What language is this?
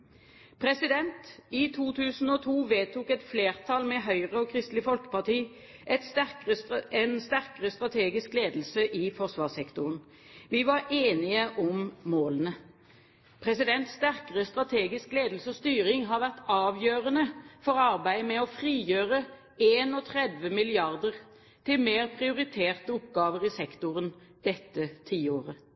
Norwegian Bokmål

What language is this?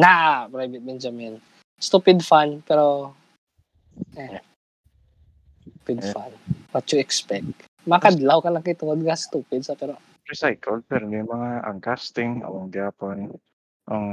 Filipino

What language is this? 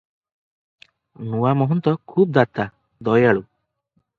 Odia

